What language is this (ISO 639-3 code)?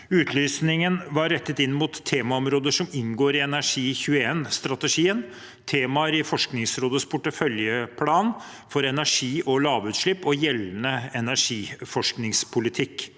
nor